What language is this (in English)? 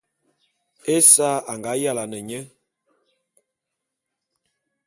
Bulu